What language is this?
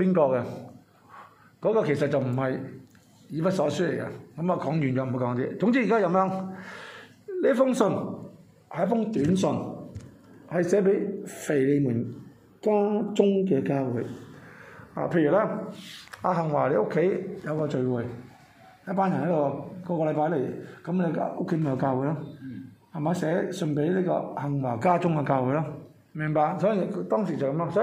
Chinese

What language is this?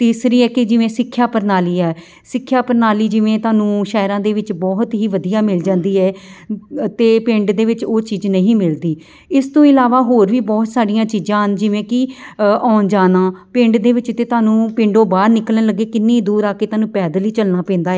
Punjabi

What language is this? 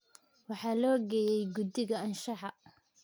Somali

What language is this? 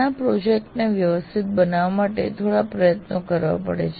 Gujarati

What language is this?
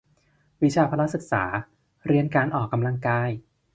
Thai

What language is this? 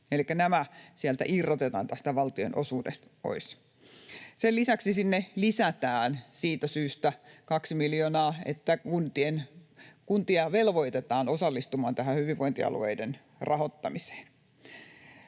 Finnish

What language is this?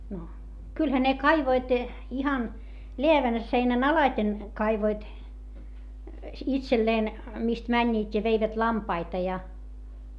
Finnish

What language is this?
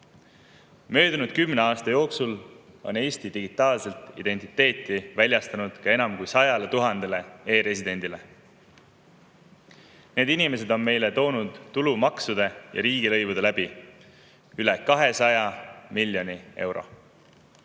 Estonian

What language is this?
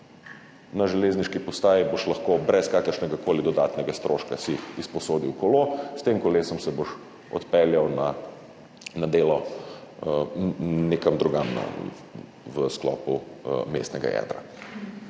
Slovenian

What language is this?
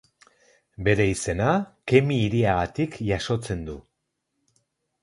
Basque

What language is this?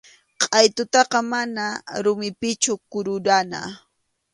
Arequipa-La Unión Quechua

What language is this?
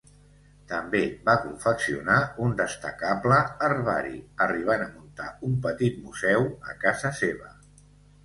Catalan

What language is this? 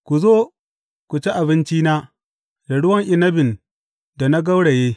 Hausa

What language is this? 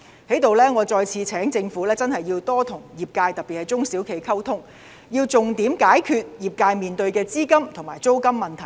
Cantonese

